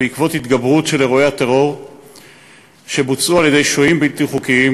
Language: Hebrew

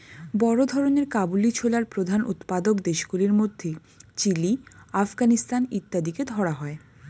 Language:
Bangla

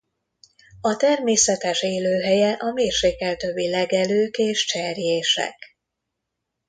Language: Hungarian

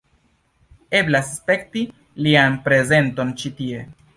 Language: Esperanto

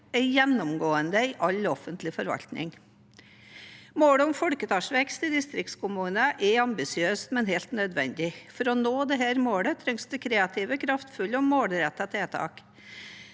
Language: Norwegian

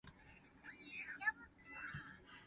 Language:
Min Nan Chinese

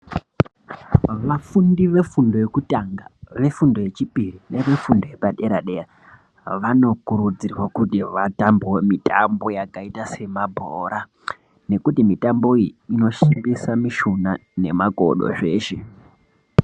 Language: Ndau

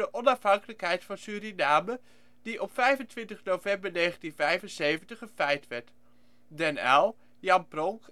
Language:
Dutch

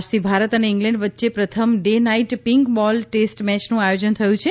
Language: Gujarati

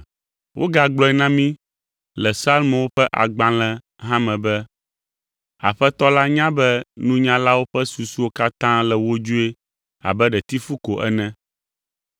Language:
Ewe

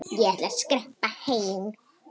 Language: Icelandic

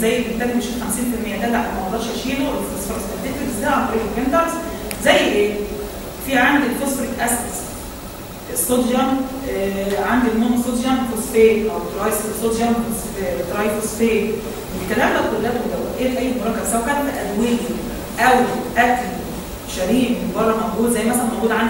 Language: Arabic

